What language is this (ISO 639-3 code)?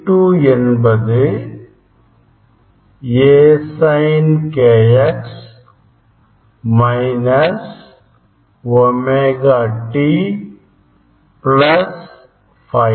tam